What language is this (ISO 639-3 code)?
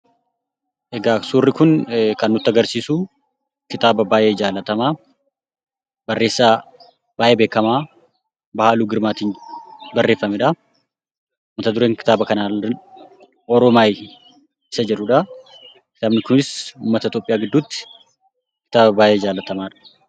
orm